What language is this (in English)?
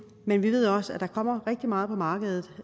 Danish